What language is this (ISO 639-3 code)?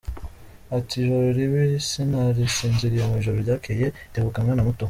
kin